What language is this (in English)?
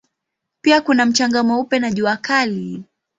Swahili